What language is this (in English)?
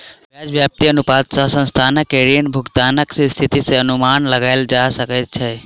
Maithili